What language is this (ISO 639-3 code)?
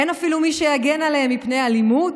heb